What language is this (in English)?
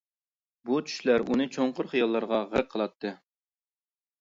Uyghur